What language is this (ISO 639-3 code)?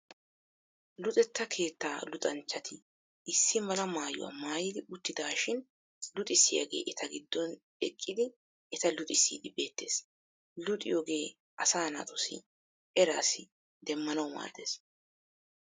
wal